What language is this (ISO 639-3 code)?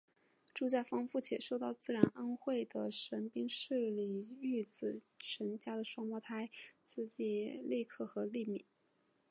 zho